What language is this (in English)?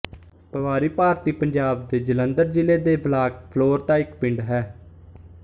Punjabi